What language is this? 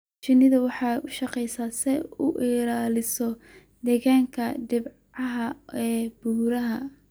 Somali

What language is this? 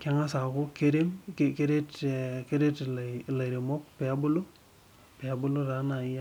Masai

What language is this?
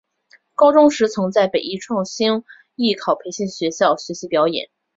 Chinese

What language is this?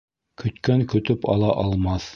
Bashkir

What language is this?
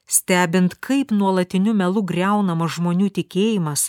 Lithuanian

